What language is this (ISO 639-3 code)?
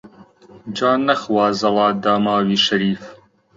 ckb